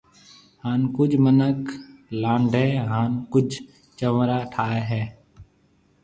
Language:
Marwari (Pakistan)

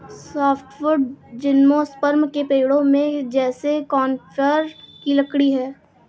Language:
Hindi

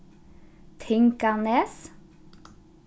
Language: Faroese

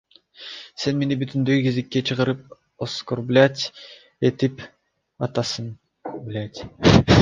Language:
Kyrgyz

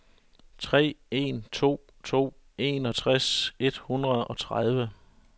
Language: Danish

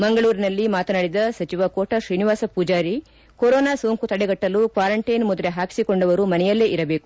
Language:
Kannada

